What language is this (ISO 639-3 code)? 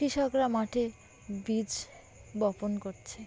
ben